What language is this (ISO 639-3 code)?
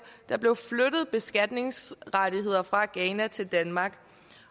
dan